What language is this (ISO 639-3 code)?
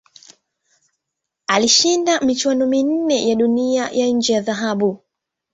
swa